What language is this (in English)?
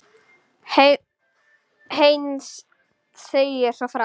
Icelandic